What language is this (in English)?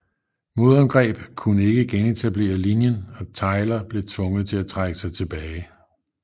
Danish